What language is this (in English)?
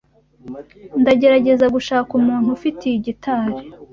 Kinyarwanda